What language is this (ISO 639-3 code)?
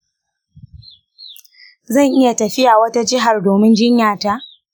hau